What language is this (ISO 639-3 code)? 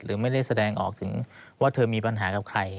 tha